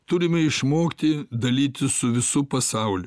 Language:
Lithuanian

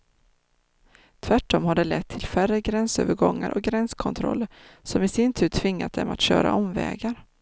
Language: Swedish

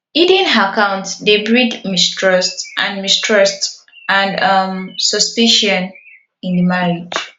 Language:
Nigerian Pidgin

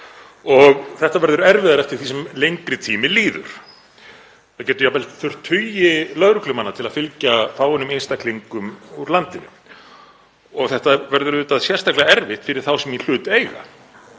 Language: Icelandic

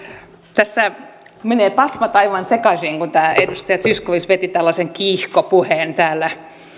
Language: Finnish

